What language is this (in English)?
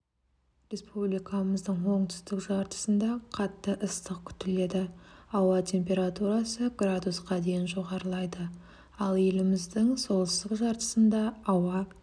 Kazakh